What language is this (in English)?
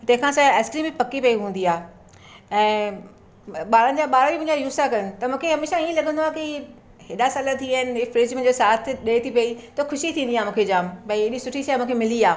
Sindhi